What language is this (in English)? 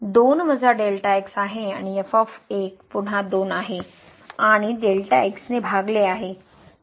Marathi